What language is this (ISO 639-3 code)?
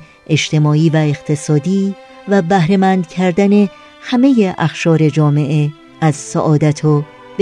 fas